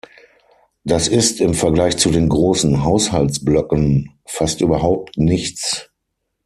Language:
German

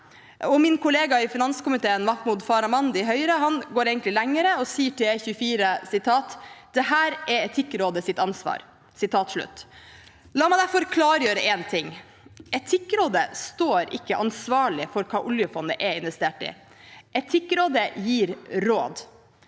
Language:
Norwegian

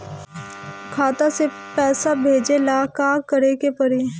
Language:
Bhojpuri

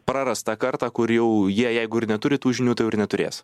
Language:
Lithuanian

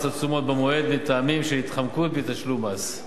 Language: Hebrew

